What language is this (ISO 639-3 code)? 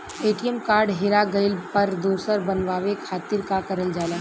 bho